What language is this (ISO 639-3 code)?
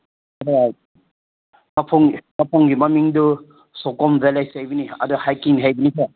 mni